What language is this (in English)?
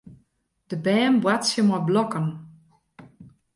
Western Frisian